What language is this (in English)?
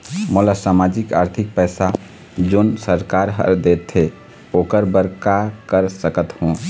Chhattisgarhi